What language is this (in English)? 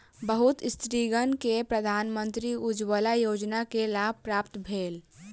Maithili